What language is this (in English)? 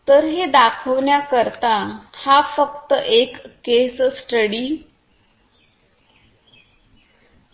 Marathi